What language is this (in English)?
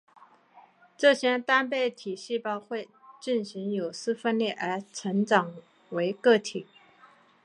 Chinese